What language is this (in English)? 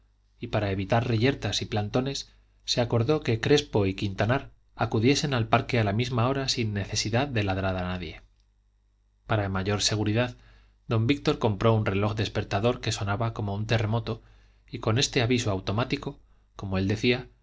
Spanish